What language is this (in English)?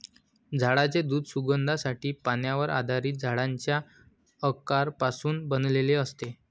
Marathi